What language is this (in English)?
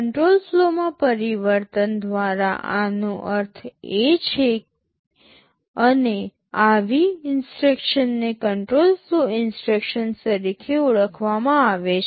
Gujarati